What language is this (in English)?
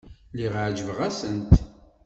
Kabyle